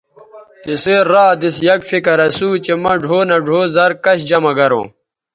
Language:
Bateri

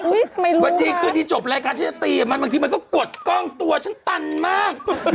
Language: Thai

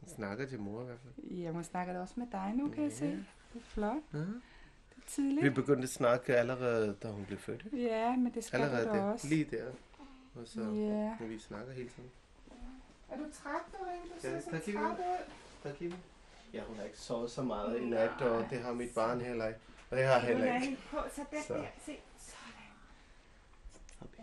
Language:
Danish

